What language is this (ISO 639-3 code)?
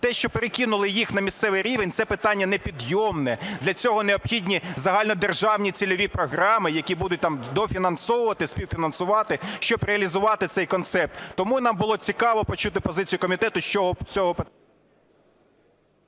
ukr